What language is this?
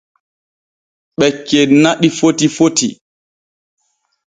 Borgu Fulfulde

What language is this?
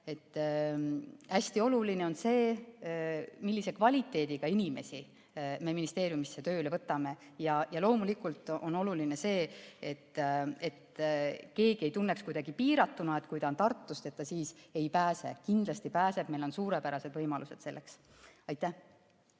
Estonian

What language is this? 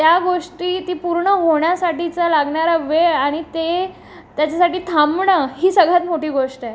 Marathi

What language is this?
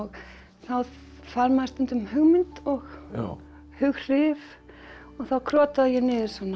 Icelandic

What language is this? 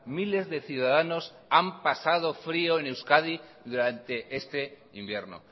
Spanish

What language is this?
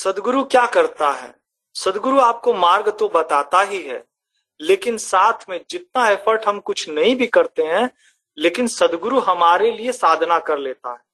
Hindi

